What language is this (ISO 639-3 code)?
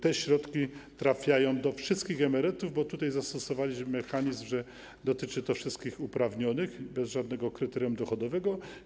pol